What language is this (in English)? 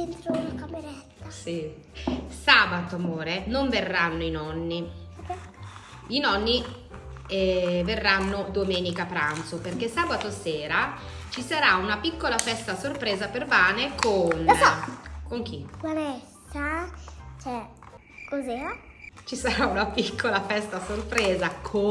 Italian